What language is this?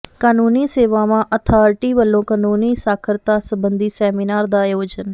Punjabi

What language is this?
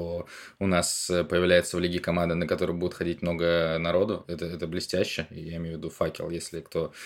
Russian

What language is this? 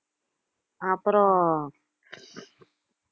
Tamil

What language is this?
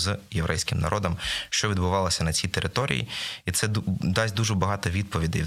Ukrainian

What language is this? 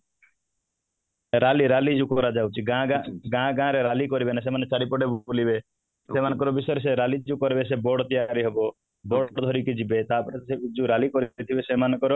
Odia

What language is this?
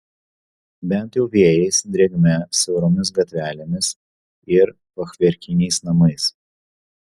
Lithuanian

